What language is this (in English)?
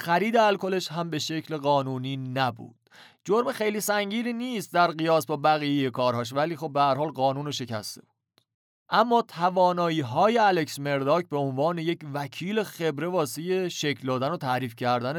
Persian